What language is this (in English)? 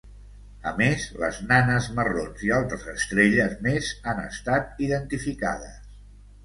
Catalan